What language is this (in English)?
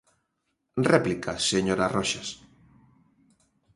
Galician